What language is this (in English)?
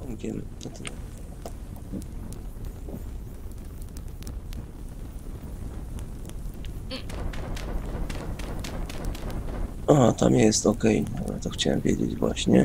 Polish